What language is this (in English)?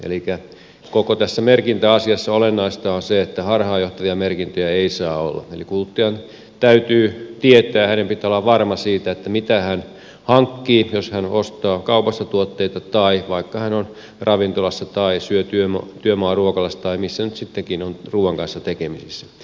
Finnish